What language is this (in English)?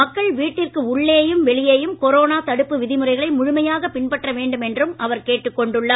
Tamil